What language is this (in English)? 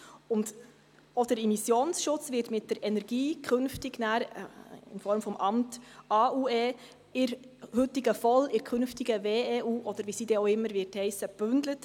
Swiss German